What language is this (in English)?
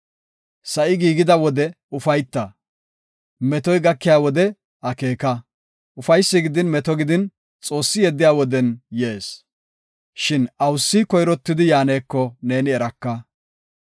Gofa